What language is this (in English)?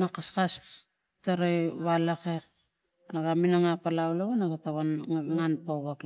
Tigak